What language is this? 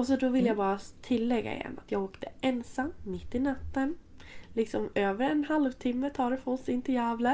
Swedish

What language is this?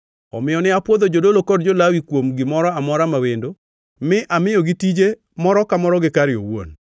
Luo (Kenya and Tanzania)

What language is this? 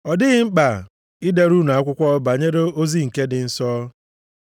Igbo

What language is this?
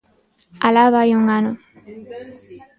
Galician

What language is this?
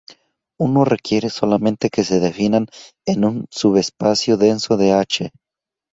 Spanish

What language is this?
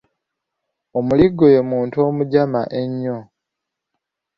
Ganda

